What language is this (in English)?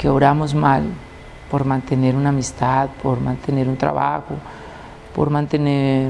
Spanish